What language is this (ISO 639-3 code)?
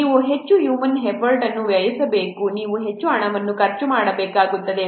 kan